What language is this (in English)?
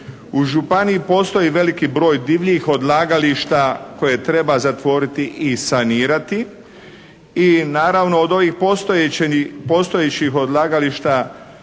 Croatian